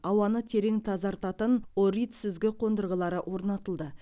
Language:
Kazakh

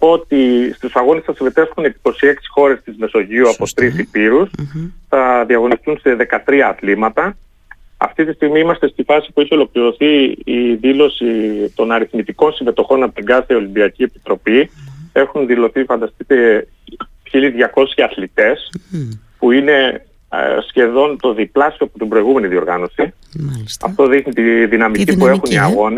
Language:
Greek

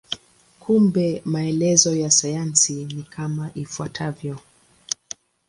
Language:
Swahili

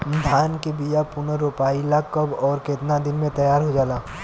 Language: Bhojpuri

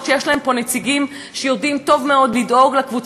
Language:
Hebrew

